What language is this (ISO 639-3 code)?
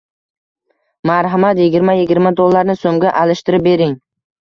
uzb